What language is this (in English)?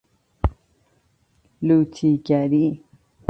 Persian